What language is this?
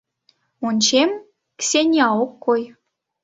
Mari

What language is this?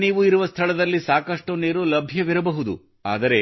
Kannada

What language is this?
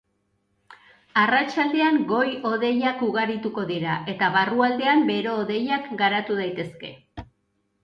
Basque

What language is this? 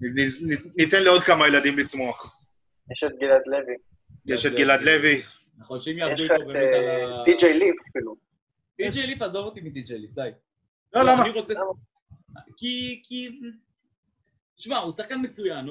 Hebrew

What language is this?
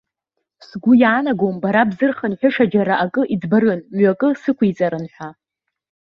Abkhazian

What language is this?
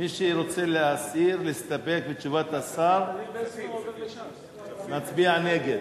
Hebrew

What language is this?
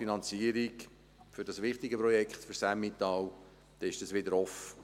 Swiss German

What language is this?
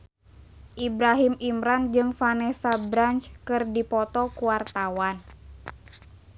Sundanese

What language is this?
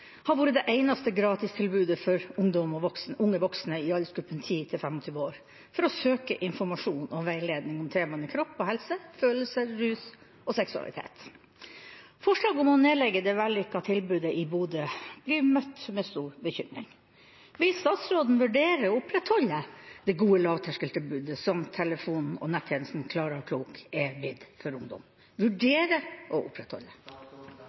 Norwegian Bokmål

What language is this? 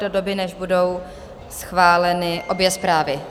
Czech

